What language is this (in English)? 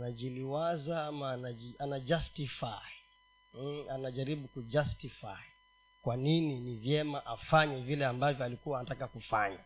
Swahili